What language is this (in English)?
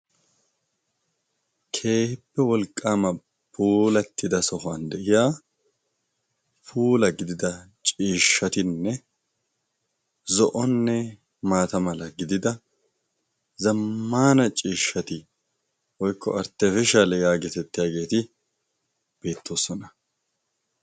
Wolaytta